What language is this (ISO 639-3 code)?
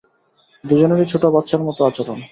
ben